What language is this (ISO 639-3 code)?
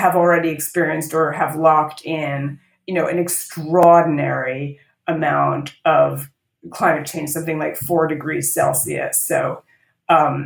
eng